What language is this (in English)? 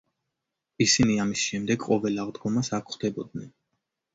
Georgian